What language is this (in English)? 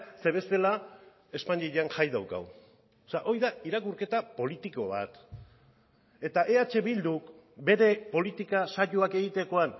Basque